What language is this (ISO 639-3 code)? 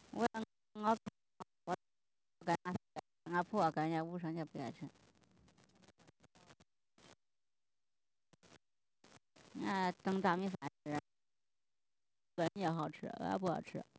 zho